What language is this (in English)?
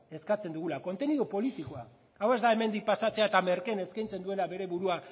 Basque